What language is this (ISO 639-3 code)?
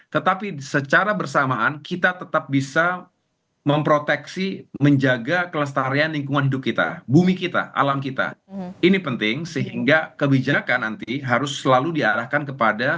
ind